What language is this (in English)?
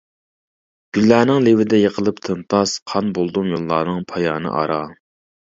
Uyghur